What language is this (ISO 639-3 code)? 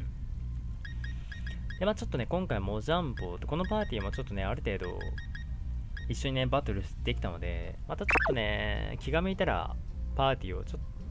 jpn